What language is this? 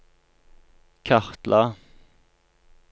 Norwegian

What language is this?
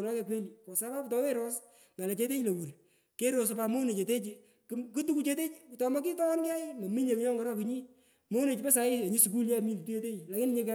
Pökoot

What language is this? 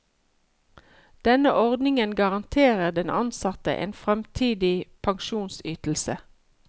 Norwegian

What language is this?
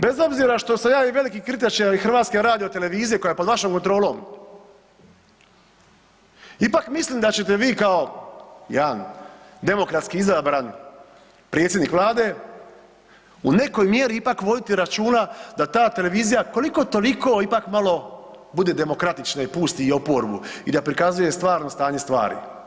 Croatian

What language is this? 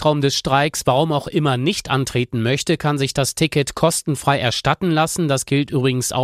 German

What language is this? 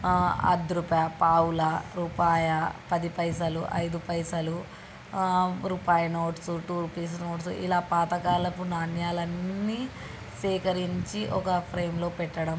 Telugu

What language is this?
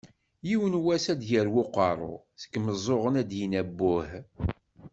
Kabyle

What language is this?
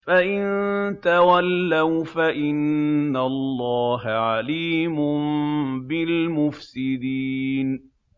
Arabic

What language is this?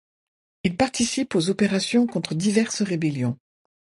French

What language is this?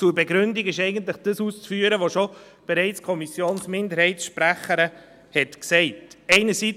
Swiss German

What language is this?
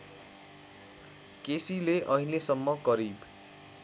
Nepali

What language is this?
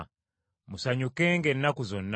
Ganda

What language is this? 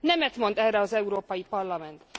Hungarian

